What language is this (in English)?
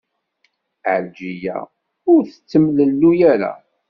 Kabyle